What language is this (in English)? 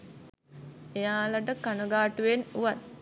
Sinhala